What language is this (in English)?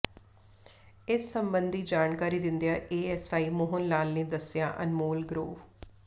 Punjabi